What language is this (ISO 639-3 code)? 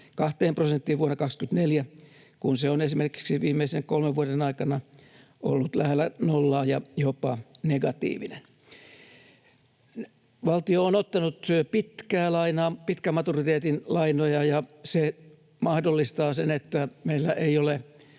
fin